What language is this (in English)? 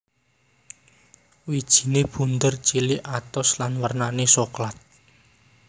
Javanese